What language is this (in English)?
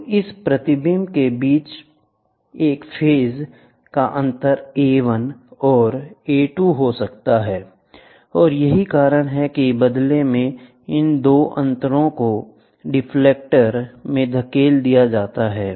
Hindi